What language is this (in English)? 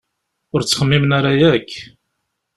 Kabyle